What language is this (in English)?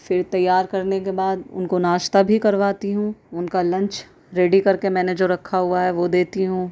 Urdu